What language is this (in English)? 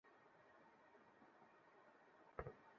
Bangla